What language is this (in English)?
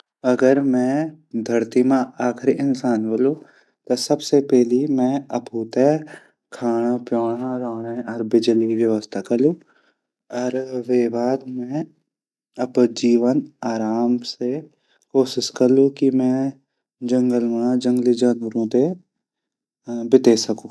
Garhwali